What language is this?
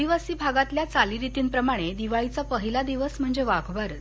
Marathi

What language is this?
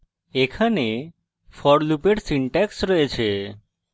Bangla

